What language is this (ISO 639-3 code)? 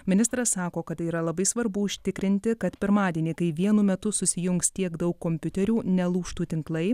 lit